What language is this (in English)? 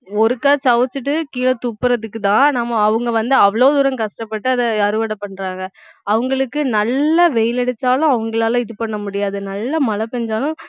Tamil